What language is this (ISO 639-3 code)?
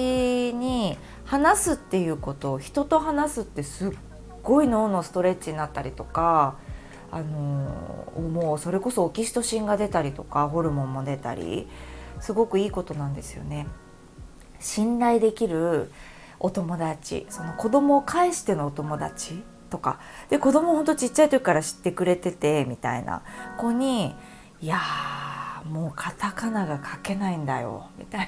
jpn